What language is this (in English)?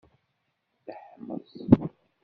Kabyle